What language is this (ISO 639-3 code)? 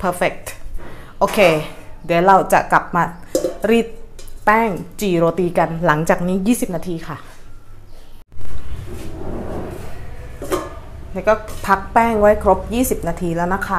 tha